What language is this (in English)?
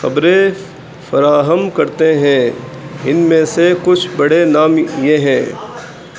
Urdu